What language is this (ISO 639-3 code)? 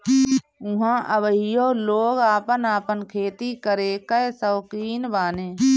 bho